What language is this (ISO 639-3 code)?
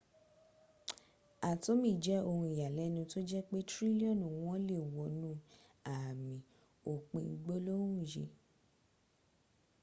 yor